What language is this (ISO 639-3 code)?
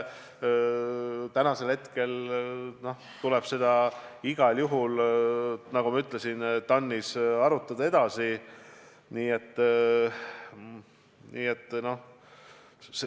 est